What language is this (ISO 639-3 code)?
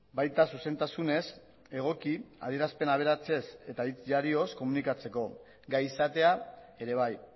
eus